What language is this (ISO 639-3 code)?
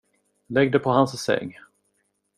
swe